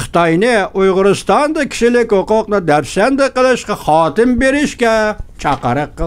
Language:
Turkish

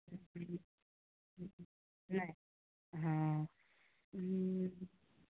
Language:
Maithili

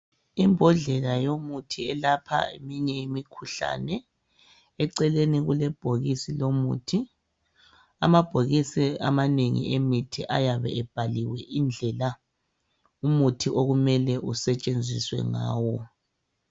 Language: North Ndebele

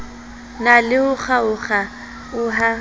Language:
Southern Sotho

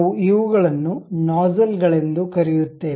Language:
Kannada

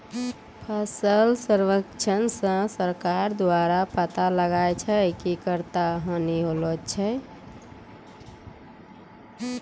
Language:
Maithili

